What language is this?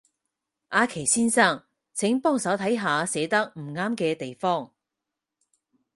Cantonese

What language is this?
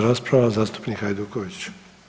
Croatian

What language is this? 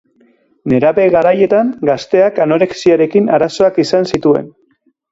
Basque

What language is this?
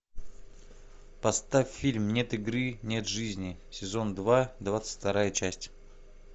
Russian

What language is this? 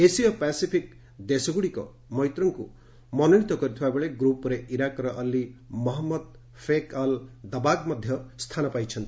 Odia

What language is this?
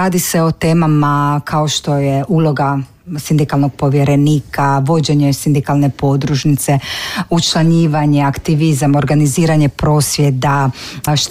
Croatian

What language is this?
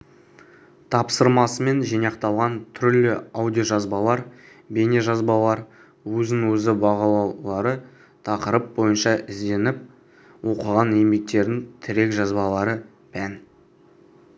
Kazakh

